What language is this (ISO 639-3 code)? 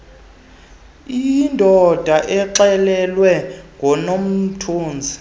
xho